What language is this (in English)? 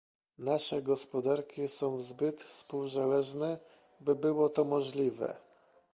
Polish